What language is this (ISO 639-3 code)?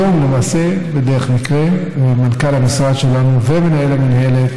heb